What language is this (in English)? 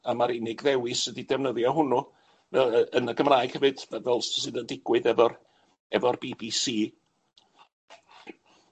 Welsh